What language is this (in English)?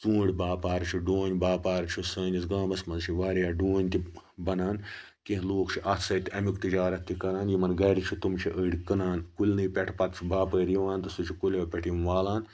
Kashmiri